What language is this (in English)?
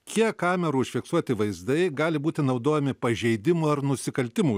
Lithuanian